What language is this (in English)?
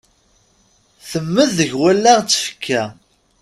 Kabyle